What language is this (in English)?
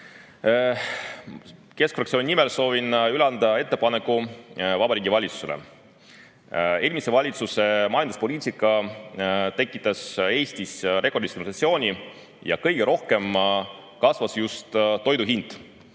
Estonian